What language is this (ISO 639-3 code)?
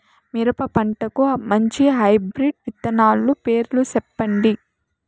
tel